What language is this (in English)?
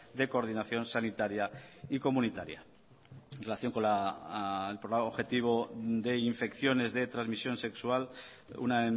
Spanish